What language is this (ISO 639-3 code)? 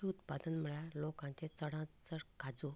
kok